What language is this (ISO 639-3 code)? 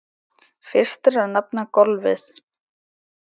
isl